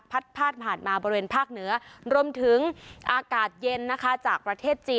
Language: Thai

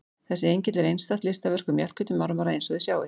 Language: Icelandic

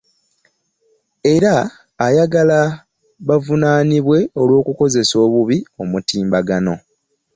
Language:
Ganda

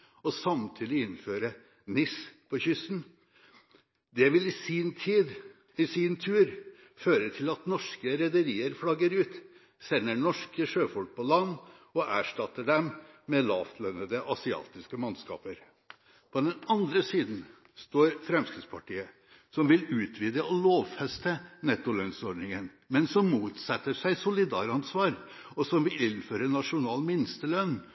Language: Norwegian Bokmål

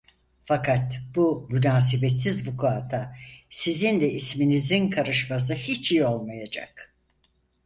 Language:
Turkish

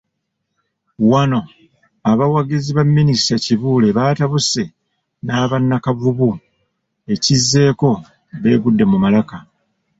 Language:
Ganda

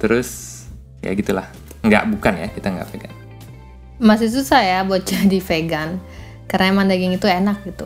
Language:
Indonesian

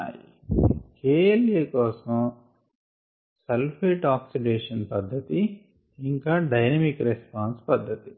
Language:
Telugu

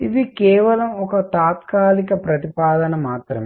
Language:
Telugu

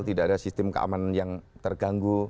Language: Indonesian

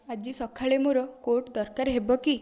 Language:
Odia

